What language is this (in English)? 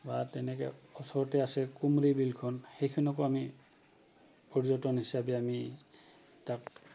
Assamese